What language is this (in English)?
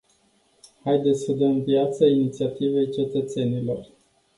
Romanian